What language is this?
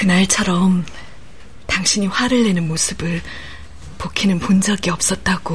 Korean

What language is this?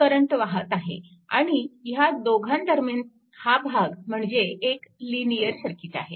Marathi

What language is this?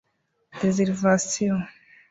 Kinyarwanda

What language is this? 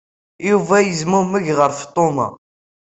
Kabyle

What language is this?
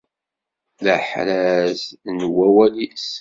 Kabyle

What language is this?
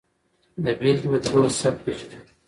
Pashto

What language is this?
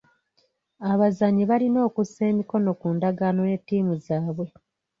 Ganda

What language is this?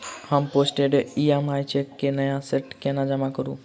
Maithili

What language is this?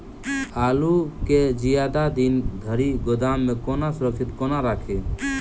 Maithili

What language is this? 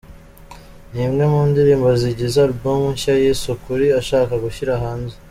Kinyarwanda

